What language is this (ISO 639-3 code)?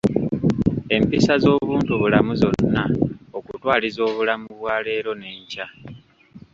lug